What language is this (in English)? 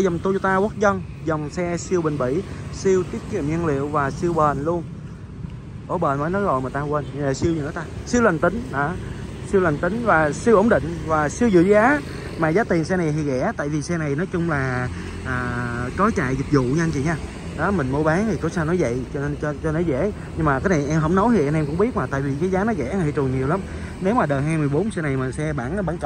Vietnamese